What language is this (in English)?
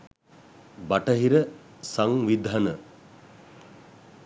Sinhala